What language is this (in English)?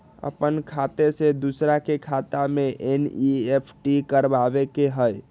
Magahi